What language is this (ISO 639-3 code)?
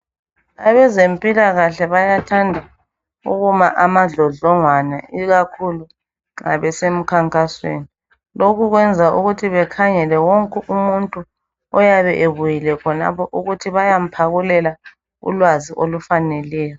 nde